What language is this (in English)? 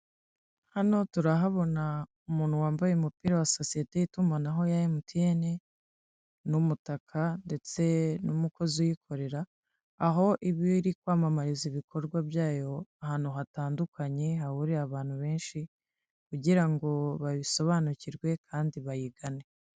Kinyarwanda